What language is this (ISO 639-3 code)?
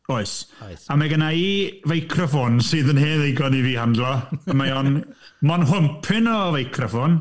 cym